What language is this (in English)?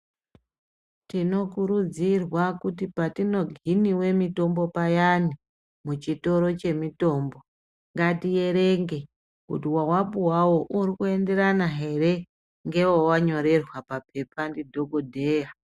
Ndau